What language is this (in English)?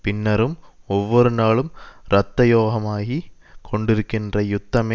Tamil